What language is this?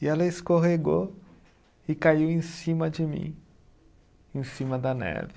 Portuguese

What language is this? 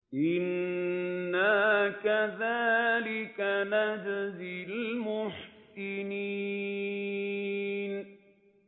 Arabic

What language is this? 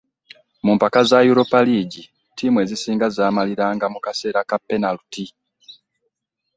Ganda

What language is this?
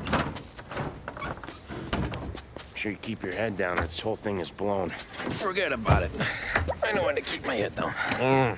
English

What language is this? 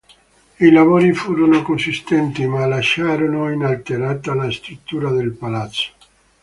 Italian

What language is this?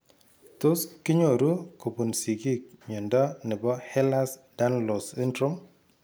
Kalenjin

